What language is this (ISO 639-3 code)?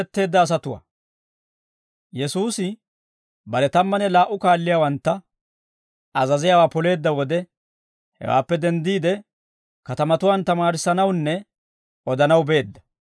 dwr